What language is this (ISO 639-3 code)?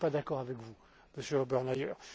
fra